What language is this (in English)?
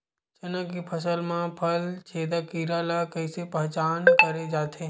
Chhattisgarhi